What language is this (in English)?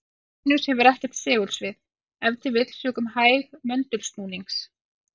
Icelandic